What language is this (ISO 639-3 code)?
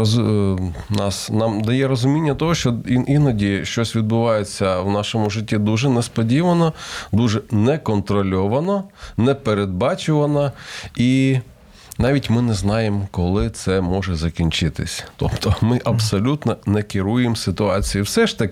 ukr